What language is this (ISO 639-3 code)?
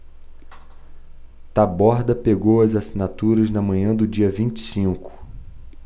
por